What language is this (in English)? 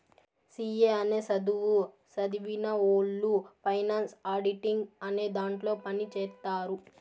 Telugu